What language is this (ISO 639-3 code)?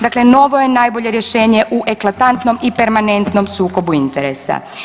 hrv